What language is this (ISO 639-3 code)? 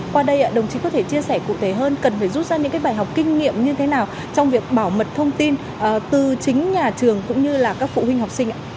vie